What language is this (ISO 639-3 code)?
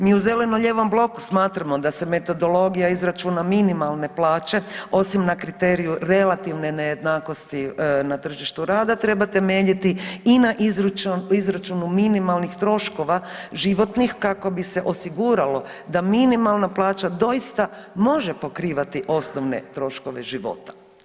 hrv